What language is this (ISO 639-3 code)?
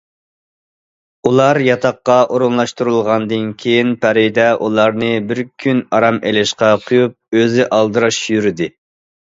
uig